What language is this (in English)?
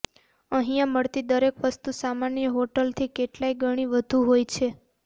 Gujarati